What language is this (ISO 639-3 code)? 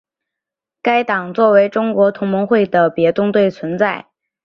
zho